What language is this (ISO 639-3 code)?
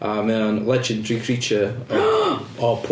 cym